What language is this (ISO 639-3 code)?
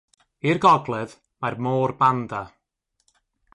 cym